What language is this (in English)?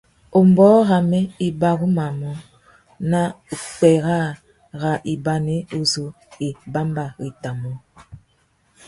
Tuki